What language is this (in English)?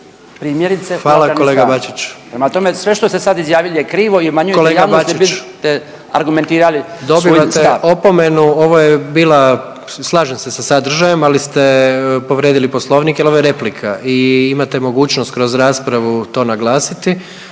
Croatian